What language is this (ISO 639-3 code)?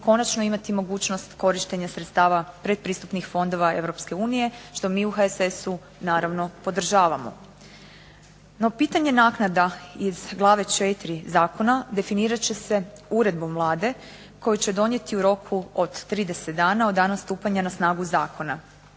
hrv